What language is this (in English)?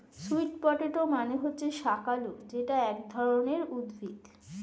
Bangla